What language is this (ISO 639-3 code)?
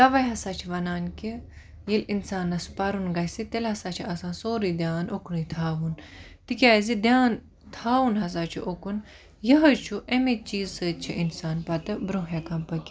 kas